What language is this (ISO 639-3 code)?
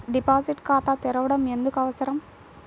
tel